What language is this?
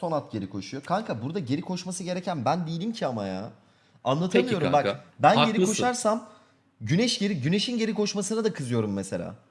Turkish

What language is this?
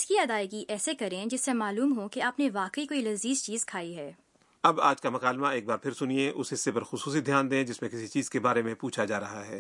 Urdu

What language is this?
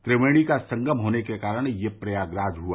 Hindi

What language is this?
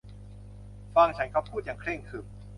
Thai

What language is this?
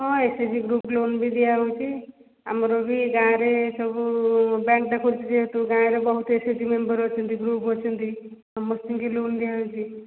Odia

